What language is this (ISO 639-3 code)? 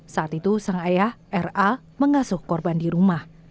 ind